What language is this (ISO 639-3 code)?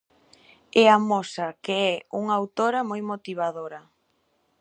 glg